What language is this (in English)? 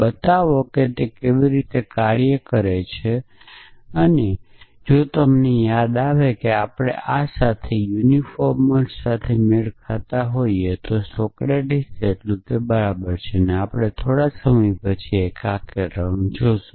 Gujarati